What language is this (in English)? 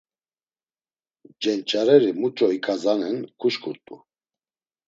Laz